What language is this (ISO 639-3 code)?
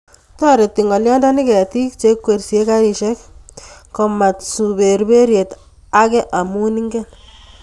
kln